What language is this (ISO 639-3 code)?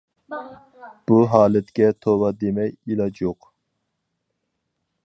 uig